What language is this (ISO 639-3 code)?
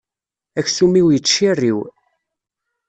kab